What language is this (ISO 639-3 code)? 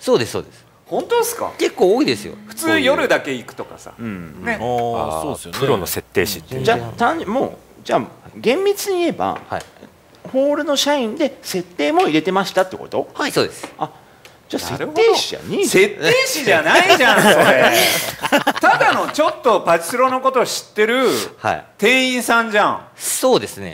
jpn